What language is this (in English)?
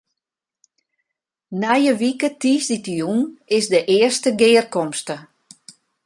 Western Frisian